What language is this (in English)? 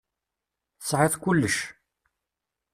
Kabyle